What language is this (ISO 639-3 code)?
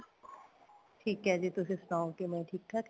pan